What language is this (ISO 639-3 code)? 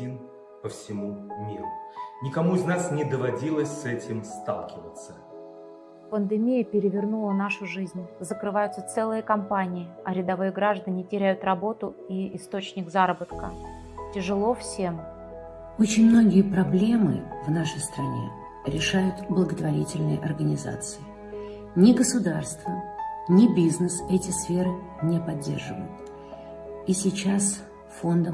rus